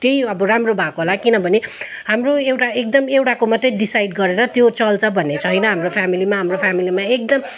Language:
Nepali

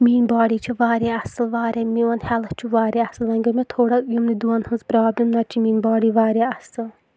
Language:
Kashmiri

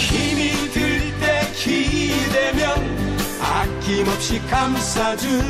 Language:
Korean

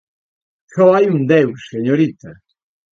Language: Galician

